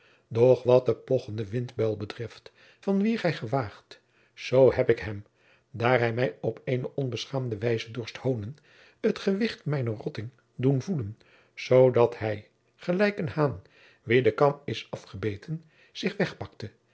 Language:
Dutch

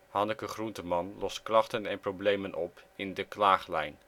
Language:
Dutch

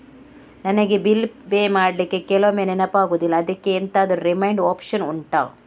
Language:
Kannada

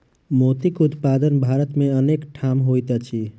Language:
Maithili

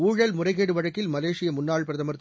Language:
Tamil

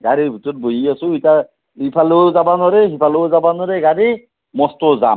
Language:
Assamese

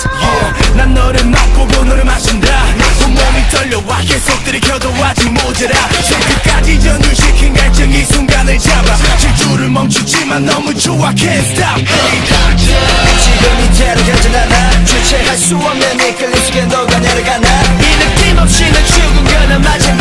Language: Korean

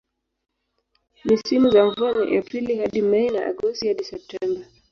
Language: Swahili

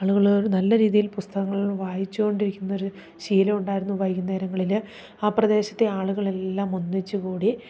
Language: Malayalam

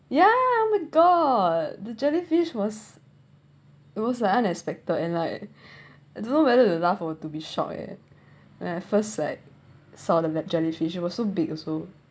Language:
English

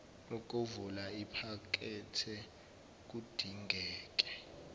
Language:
Zulu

